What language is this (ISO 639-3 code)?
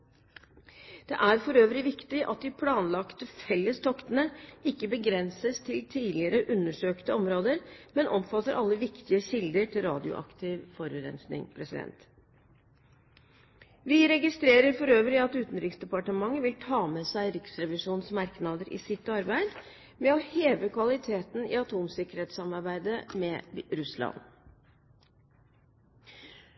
nob